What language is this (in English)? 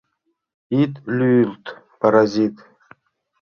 Mari